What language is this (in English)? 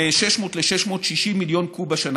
Hebrew